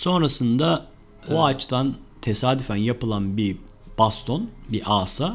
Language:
Turkish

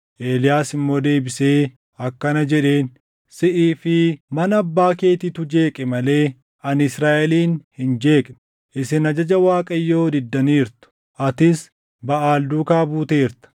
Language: Oromo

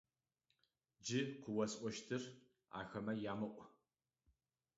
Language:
Adyghe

